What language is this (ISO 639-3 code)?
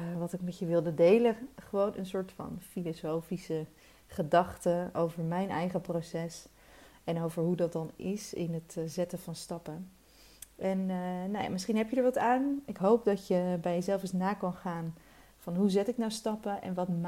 nld